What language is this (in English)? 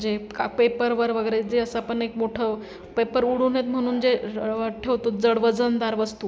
Marathi